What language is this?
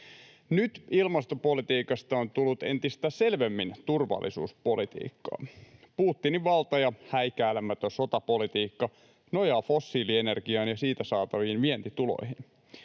Finnish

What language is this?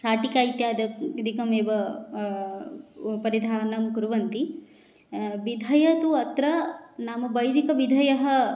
Sanskrit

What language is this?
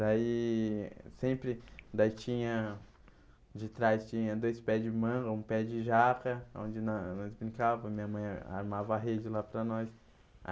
Portuguese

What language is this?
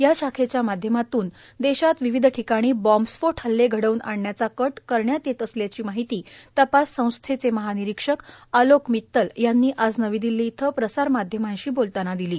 Marathi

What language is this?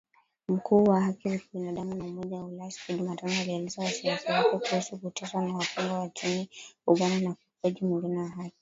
Swahili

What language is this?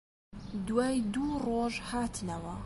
Central Kurdish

